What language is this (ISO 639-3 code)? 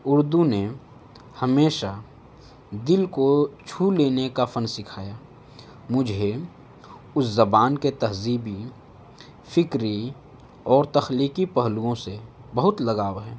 urd